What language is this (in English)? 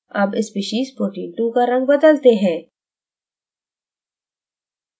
Hindi